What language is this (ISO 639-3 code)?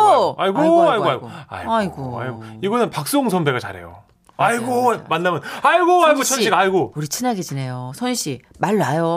kor